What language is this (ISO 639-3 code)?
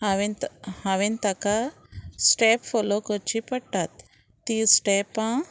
kok